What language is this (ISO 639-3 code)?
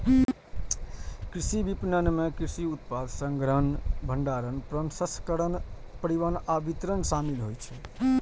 mai